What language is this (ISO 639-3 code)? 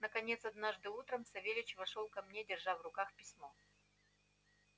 rus